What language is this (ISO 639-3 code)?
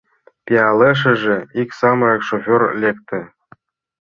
chm